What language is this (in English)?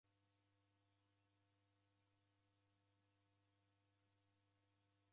Taita